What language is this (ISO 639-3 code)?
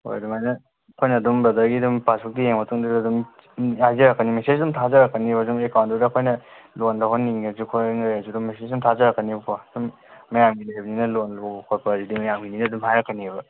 mni